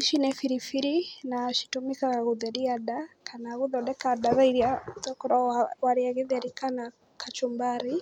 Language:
Kikuyu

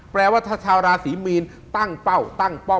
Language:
Thai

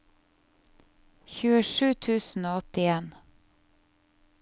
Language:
Norwegian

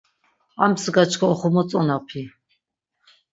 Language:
Laz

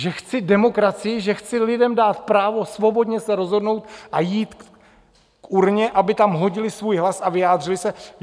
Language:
Czech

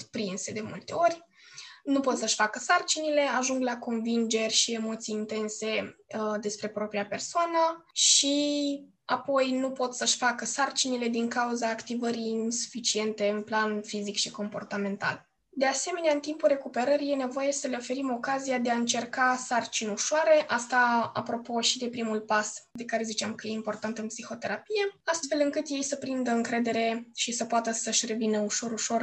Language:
Romanian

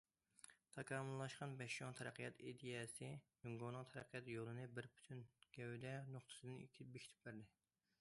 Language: Uyghur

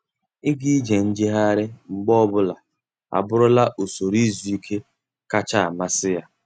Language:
Igbo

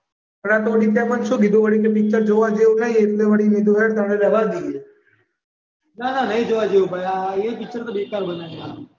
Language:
Gujarati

